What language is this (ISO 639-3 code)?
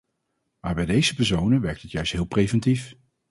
nld